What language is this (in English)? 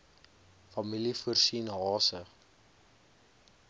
Afrikaans